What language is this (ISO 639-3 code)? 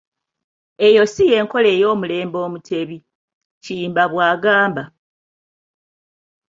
lug